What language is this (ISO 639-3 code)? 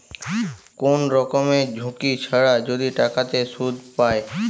ben